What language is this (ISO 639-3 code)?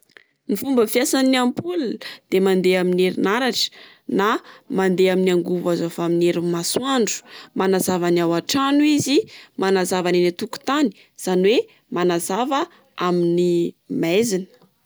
mlg